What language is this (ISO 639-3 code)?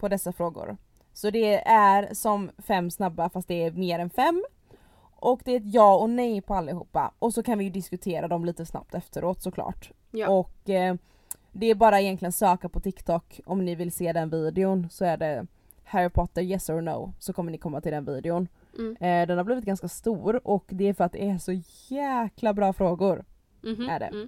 swe